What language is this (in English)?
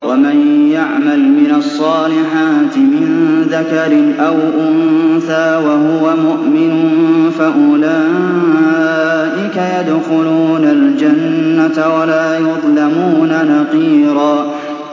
Arabic